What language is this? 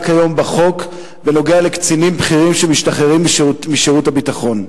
Hebrew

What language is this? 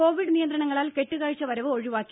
Malayalam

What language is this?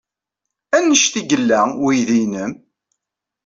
Kabyle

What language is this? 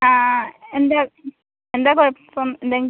Malayalam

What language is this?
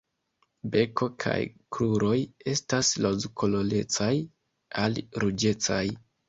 Esperanto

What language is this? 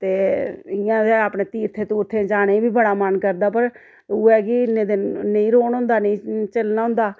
Dogri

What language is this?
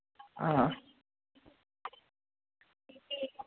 Dogri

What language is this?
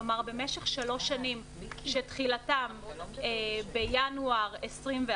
Hebrew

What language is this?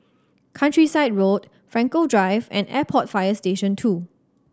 English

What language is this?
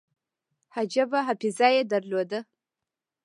Pashto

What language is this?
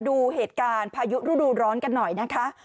Thai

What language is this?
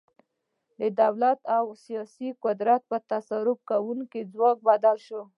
Pashto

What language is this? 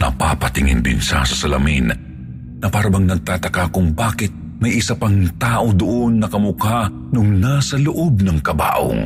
Filipino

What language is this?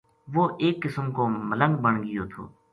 Gujari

